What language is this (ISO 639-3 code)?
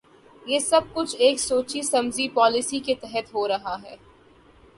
urd